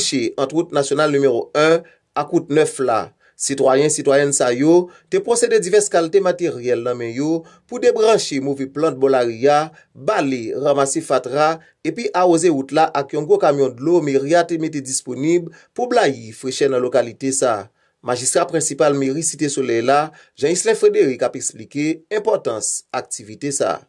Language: French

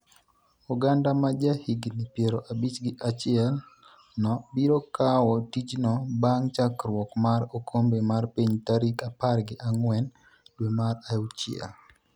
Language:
Luo (Kenya and Tanzania)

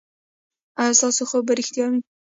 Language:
Pashto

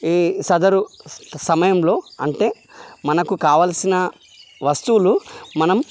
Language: Telugu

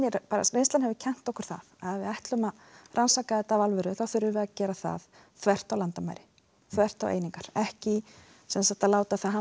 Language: Icelandic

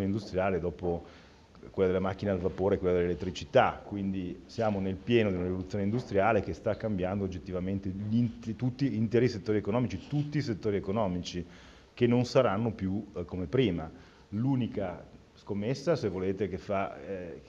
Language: Italian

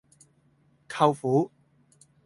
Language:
Cantonese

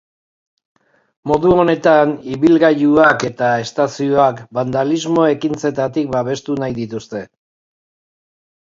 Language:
Basque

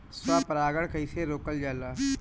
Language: Bhojpuri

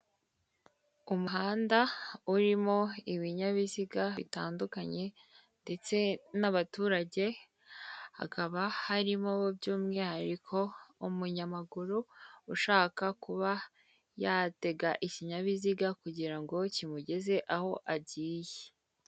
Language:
Kinyarwanda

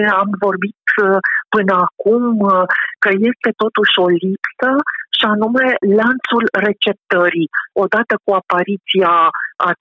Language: Romanian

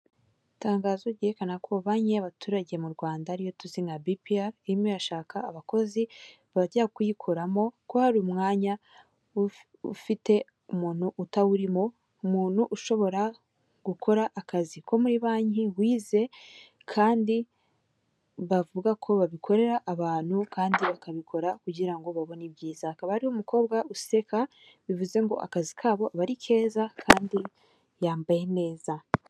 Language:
Kinyarwanda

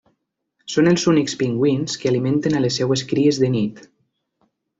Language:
Catalan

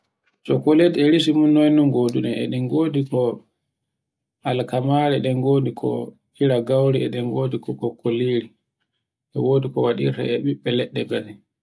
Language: Borgu Fulfulde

